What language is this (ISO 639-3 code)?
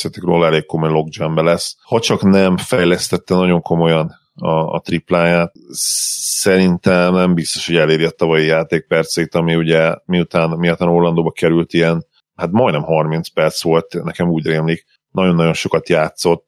hun